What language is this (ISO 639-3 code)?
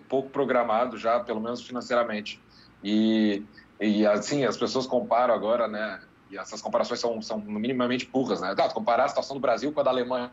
por